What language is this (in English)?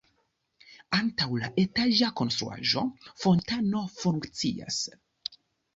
Esperanto